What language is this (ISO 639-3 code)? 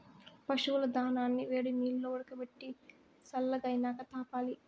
tel